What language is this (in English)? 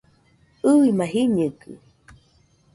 Nüpode Huitoto